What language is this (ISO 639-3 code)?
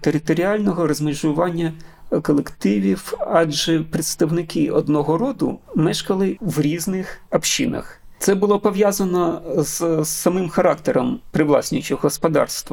ukr